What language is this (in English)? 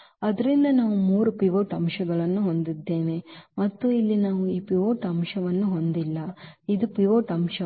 Kannada